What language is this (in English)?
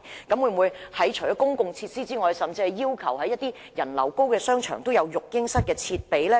Cantonese